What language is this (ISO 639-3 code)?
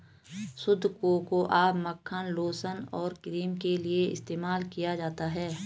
hin